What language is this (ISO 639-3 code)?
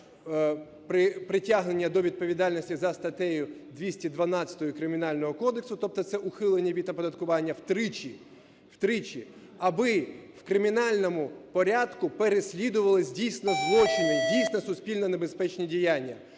ukr